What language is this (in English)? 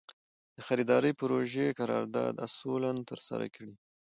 Pashto